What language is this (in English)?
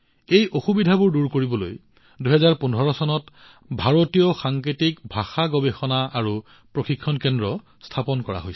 Assamese